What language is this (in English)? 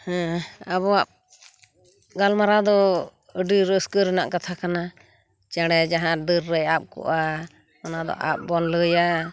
Santali